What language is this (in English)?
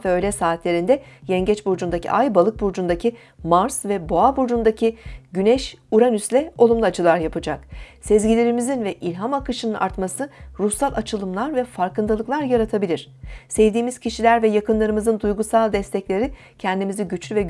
Turkish